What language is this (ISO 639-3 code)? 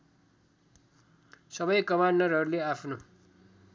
nep